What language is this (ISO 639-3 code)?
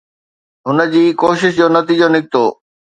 snd